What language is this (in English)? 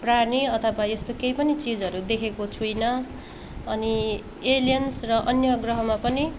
Nepali